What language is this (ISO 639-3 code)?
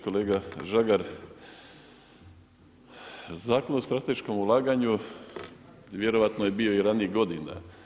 hrv